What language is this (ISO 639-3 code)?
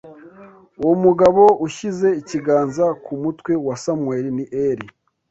kin